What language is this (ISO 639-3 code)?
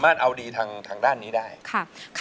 tha